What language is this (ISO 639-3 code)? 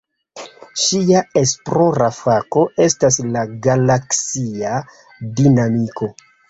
epo